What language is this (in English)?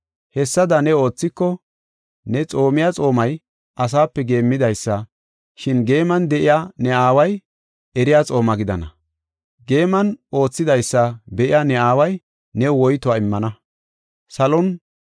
Gofa